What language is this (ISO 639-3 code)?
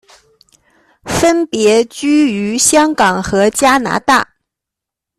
zho